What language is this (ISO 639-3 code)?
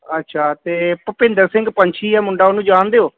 pan